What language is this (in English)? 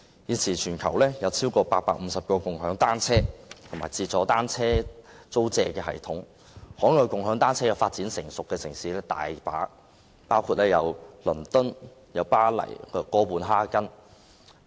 Cantonese